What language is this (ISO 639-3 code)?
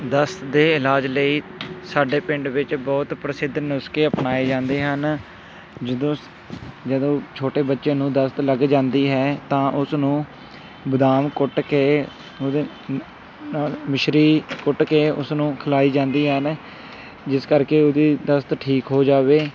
pan